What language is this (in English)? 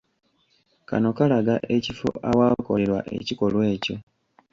Ganda